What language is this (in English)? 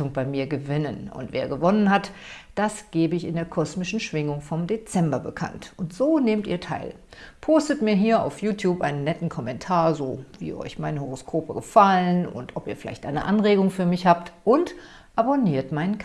German